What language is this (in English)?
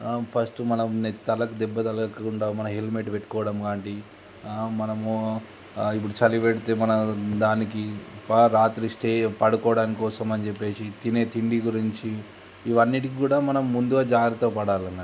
Telugu